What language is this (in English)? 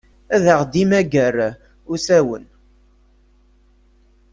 Kabyle